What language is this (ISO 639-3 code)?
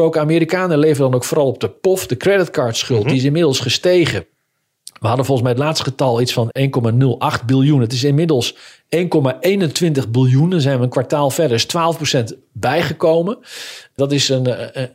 nld